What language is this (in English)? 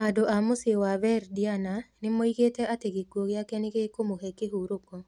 Kikuyu